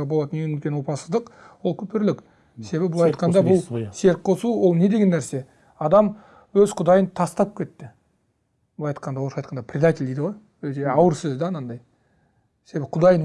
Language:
Turkish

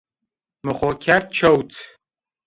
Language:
Zaza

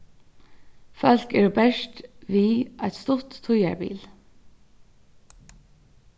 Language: Faroese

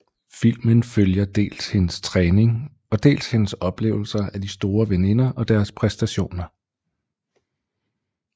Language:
Danish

